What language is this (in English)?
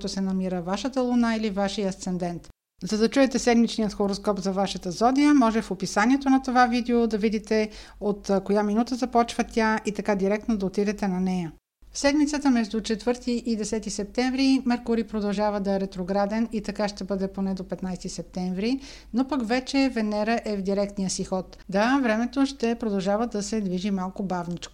Bulgarian